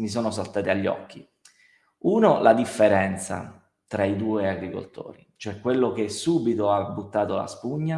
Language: Italian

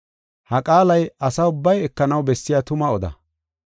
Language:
Gofa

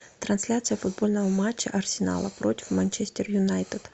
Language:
Russian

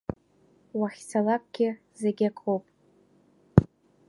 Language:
Abkhazian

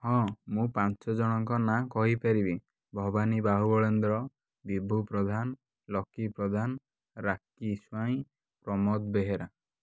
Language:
Odia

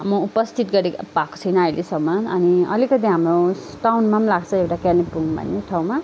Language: Nepali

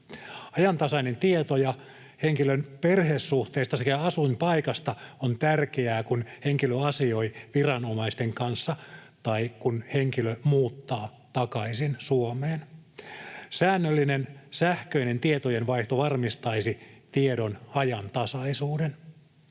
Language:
Finnish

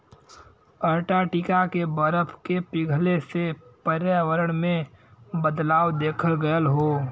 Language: Bhojpuri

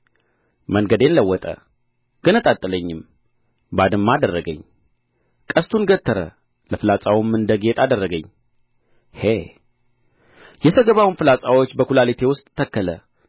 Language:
Amharic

